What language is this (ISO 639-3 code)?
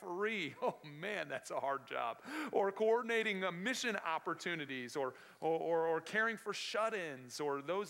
eng